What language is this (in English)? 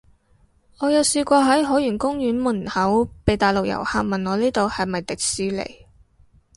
Cantonese